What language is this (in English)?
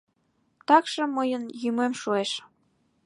Mari